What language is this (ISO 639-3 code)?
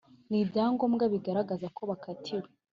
kin